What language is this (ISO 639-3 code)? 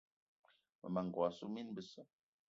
eto